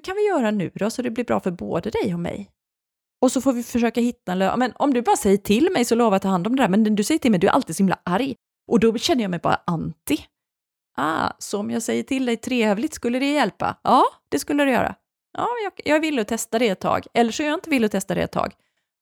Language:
Swedish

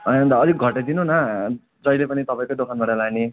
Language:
Nepali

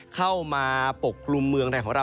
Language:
Thai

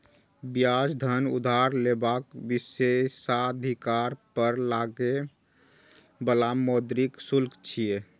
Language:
Maithili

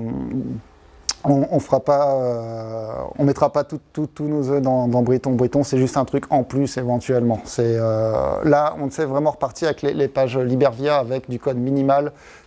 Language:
French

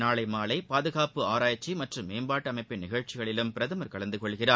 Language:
Tamil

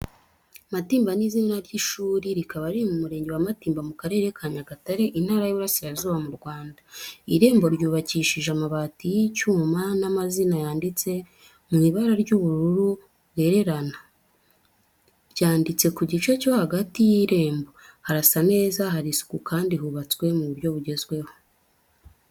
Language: Kinyarwanda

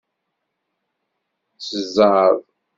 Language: Kabyle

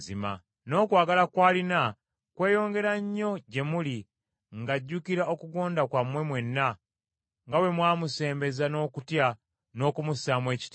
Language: Ganda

